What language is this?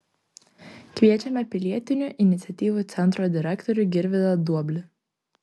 Lithuanian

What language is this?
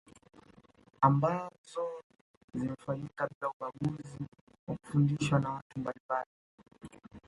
Swahili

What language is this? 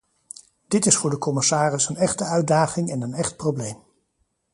Dutch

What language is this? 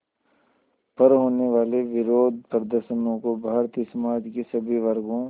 Hindi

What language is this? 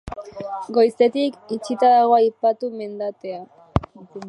Basque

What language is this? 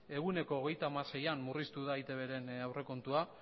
Basque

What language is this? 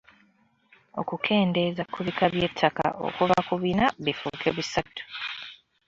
Ganda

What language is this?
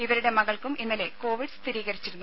Malayalam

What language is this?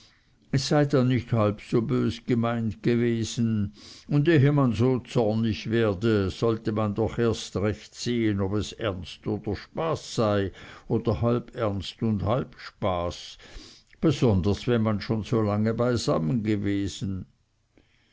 German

